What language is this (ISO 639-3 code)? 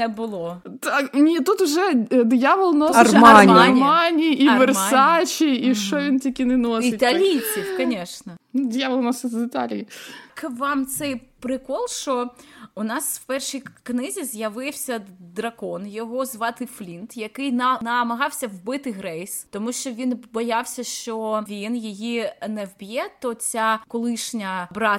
ukr